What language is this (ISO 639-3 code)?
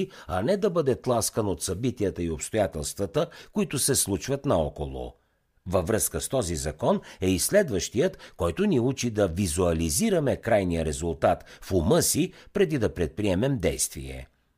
bul